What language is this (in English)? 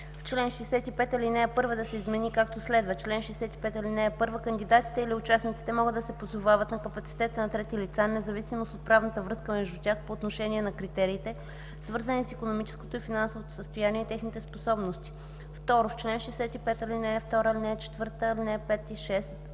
Bulgarian